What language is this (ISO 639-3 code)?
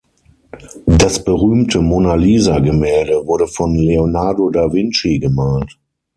deu